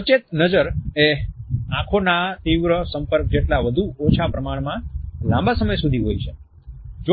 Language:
Gujarati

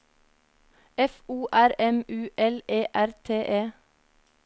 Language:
Norwegian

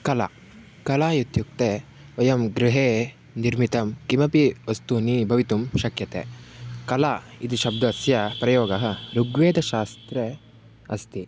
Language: Sanskrit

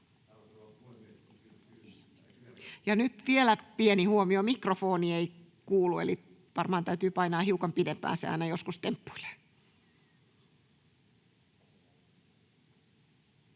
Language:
Finnish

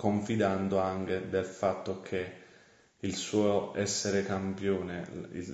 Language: Italian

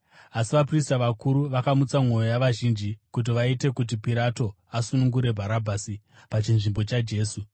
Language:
Shona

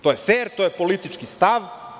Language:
Serbian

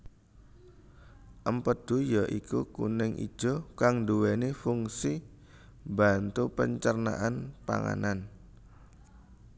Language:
Javanese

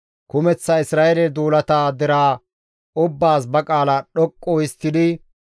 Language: Gamo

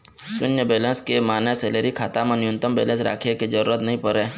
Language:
Chhattisgarhi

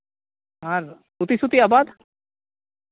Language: Santali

